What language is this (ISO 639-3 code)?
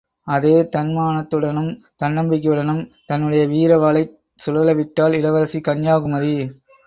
tam